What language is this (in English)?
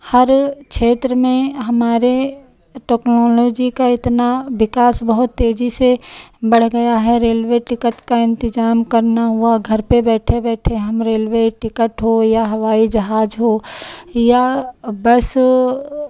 Hindi